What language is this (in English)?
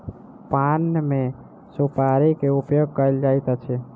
Maithili